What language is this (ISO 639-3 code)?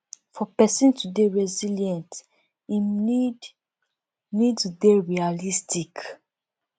pcm